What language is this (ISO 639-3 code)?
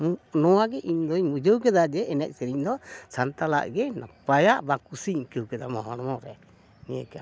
sat